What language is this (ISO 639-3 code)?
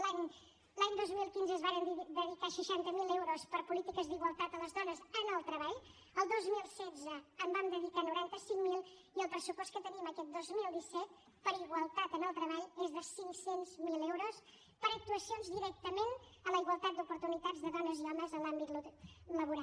cat